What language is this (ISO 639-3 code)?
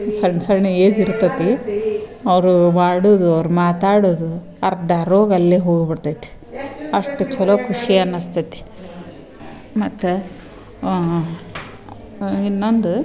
kan